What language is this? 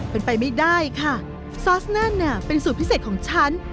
Thai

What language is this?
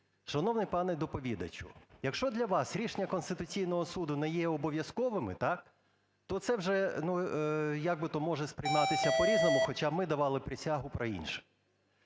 Ukrainian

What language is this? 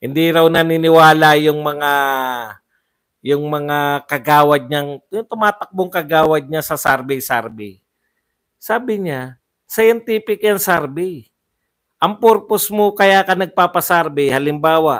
Filipino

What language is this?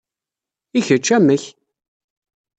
Kabyle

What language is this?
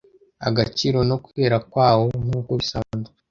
Kinyarwanda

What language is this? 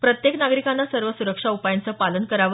Marathi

